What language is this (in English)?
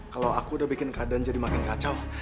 Indonesian